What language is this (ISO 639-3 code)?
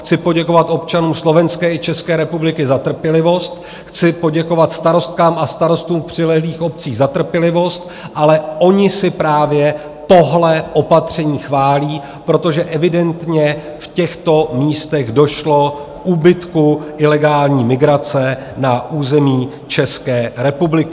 ces